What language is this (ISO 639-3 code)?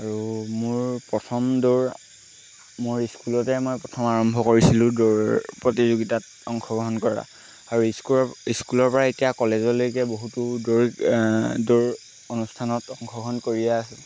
asm